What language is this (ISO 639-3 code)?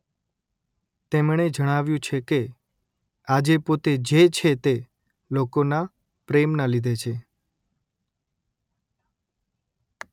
guj